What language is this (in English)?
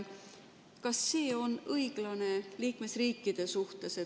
Estonian